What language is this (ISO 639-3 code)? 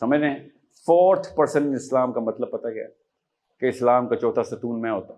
urd